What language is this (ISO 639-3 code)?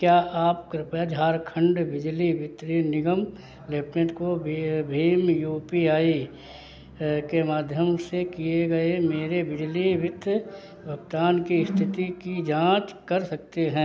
hin